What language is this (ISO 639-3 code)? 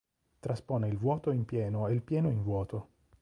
ita